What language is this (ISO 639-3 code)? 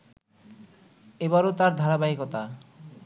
ben